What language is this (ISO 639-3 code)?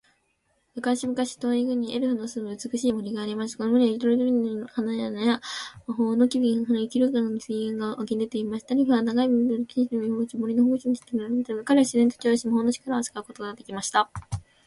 jpn